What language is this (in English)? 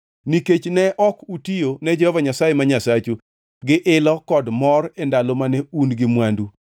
Luo (Kenya and Tanzania)